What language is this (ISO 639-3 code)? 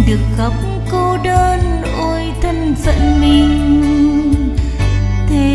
vie